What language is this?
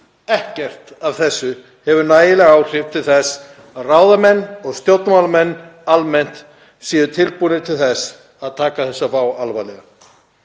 Icelandic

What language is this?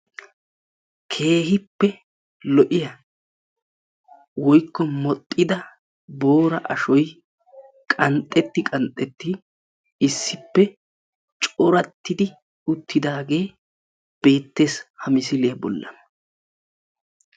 Wolaytta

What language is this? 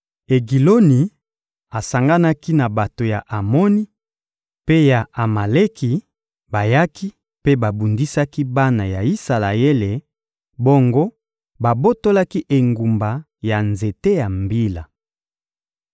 Lingala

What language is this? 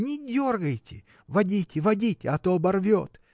Russian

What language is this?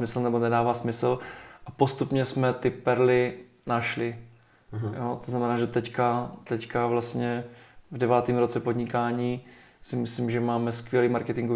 Czech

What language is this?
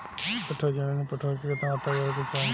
Bhojpuri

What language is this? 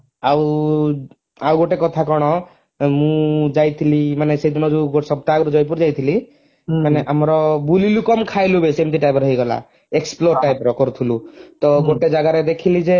Odia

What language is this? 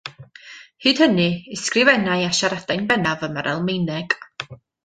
Welsh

